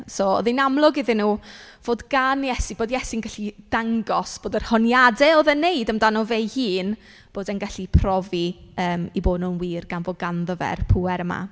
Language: Welsh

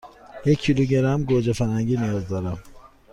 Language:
Persian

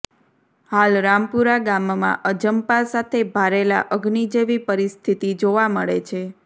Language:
Gujarati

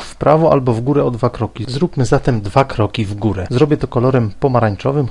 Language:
Polish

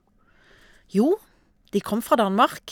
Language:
Norwegian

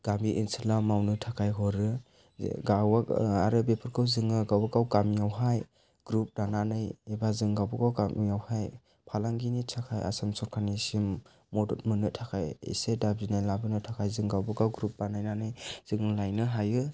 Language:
Bodo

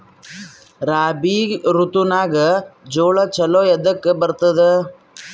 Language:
Kannada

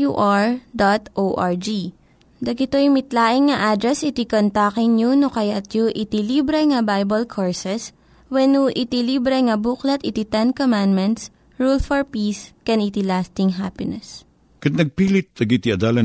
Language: Filipino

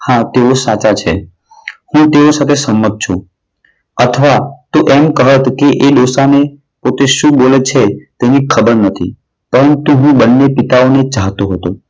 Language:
Gujarati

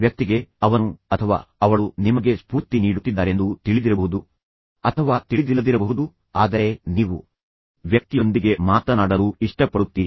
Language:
Kannada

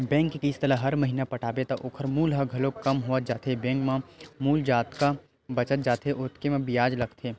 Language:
Chhattisgarhi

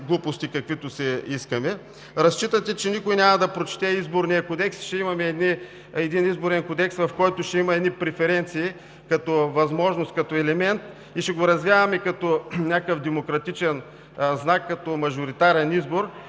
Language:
Bulgarian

